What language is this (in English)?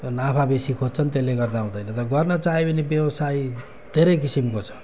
Nepali